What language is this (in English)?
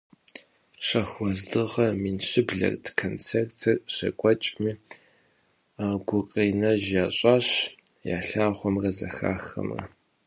Kabardian